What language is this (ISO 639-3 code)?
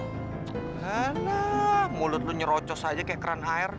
ind